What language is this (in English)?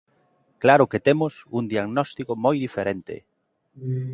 Galician